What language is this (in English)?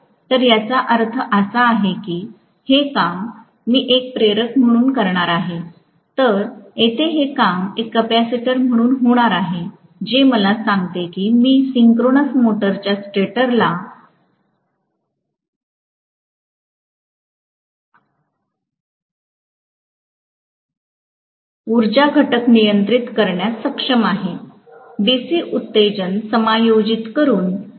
Marathi